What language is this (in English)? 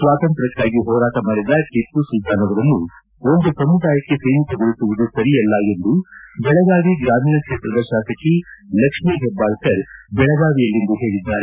Kannada